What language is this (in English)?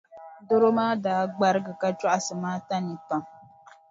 Dagbani